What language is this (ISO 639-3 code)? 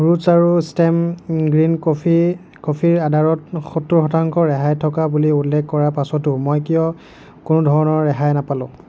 asm